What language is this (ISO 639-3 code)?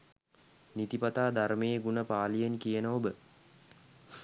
sin